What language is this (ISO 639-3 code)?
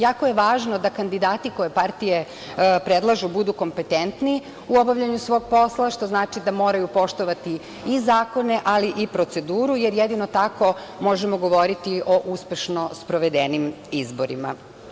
srp